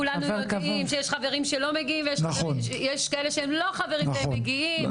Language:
Hebrew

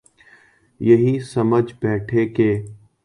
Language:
Urdu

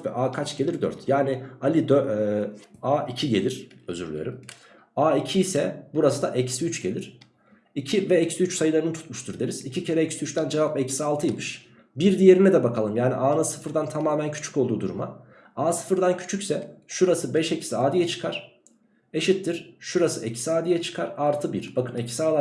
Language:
Turkish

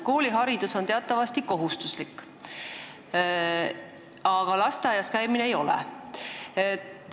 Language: Estonian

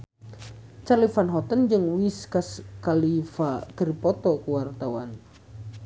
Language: Sundanese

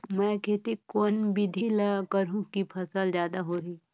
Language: Chhattisgarhi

